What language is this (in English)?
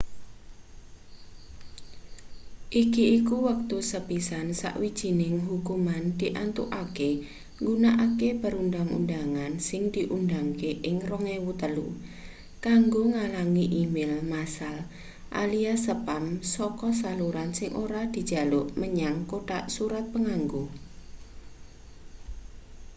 Javanese